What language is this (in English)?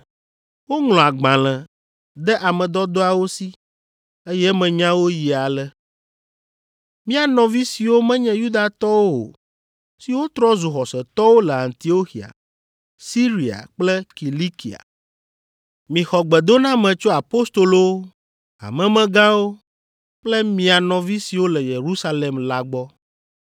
Ewe